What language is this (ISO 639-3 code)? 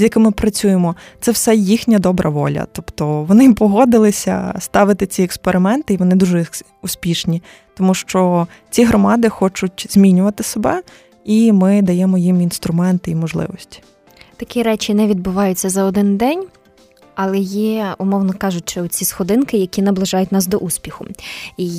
ukr